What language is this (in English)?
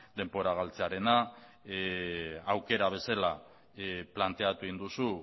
Basque